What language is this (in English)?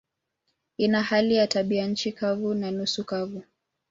Swahili